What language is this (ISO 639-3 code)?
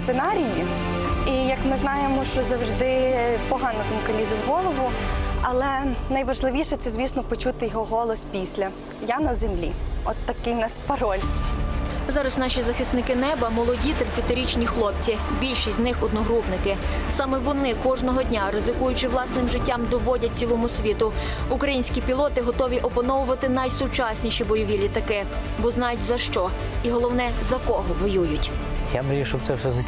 ukr